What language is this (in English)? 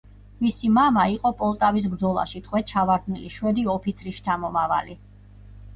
Georgian